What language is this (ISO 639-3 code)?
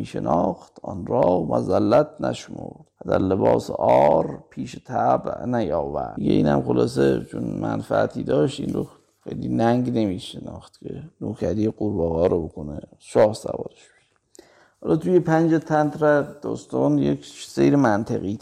fas